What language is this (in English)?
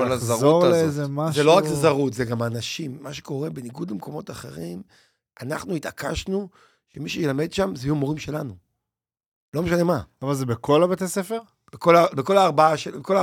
Hebrew